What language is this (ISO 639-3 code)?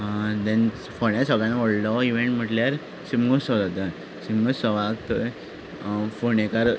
kok